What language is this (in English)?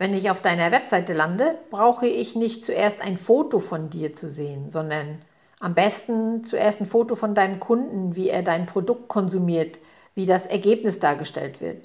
German